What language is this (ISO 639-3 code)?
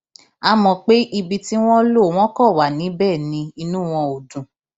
yor